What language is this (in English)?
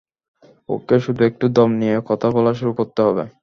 Bangla